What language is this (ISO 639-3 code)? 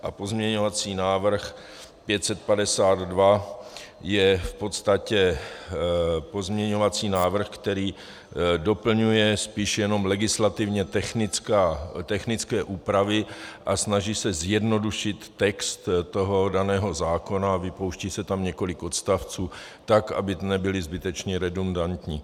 ces